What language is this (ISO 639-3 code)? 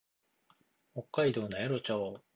jpn